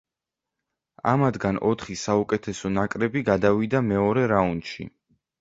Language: Georgian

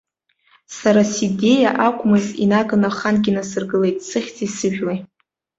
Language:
Abkhazian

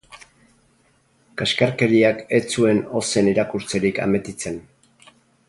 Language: Basque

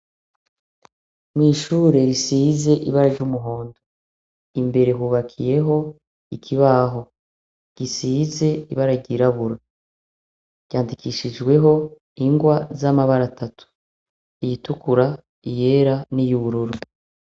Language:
Rundi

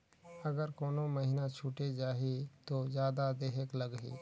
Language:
Chhattisgarhi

